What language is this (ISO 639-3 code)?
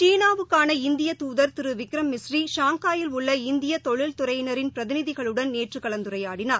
tam